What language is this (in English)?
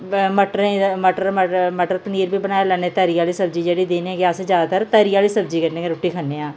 Dogri